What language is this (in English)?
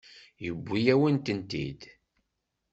Kabyle